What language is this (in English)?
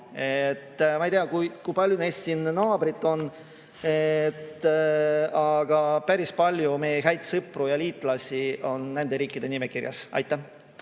Estonian